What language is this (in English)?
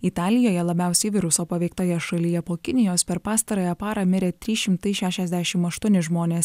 Lithuanian